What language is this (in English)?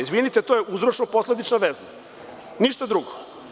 Serbian